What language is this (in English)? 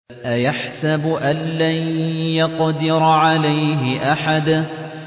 Arabic